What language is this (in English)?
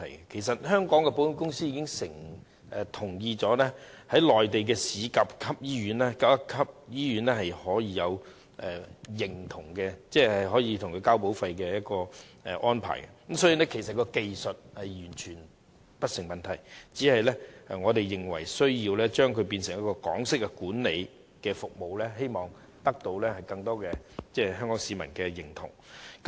Cantonese